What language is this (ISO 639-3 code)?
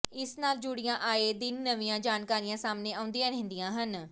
pan